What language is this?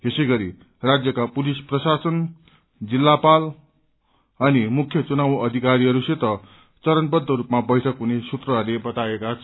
Nepali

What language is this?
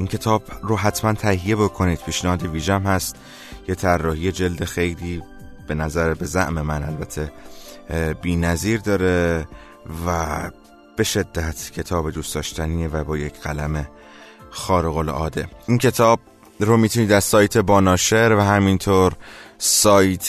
Persian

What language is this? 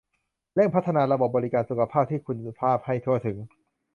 Thai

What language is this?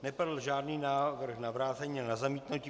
Czech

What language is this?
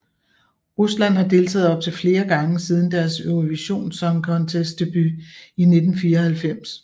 Danish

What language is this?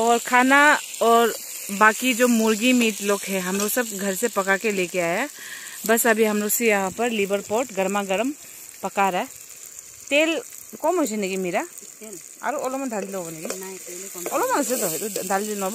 Hindi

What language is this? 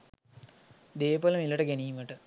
Sinhala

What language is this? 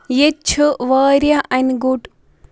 Kashmiri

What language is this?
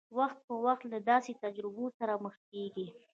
Pashto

